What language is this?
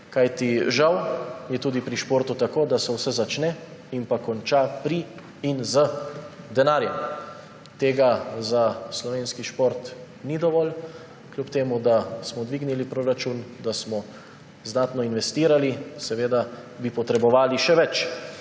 Slovenian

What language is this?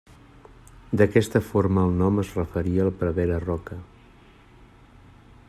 Catalan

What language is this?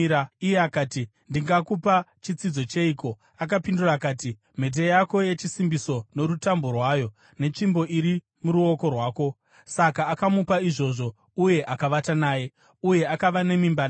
Shona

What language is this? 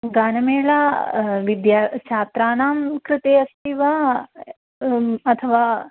Sanskrit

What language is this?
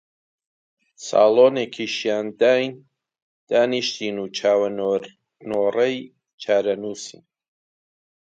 Central Kurdish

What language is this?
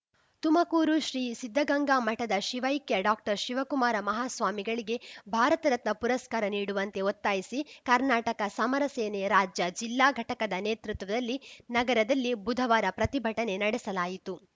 Kannada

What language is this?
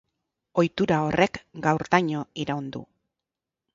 Basque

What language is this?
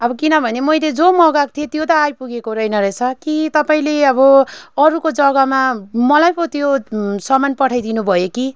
Nepali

